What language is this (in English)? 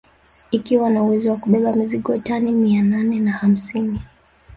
Swahili